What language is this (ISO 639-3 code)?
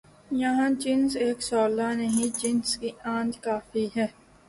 urd